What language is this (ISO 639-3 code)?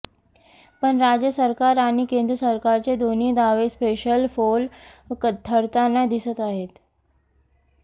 mar